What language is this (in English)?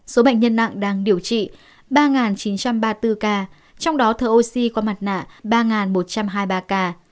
Vietnamese